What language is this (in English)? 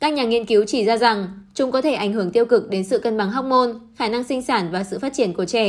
Vietnamese